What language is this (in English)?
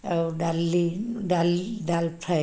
Odia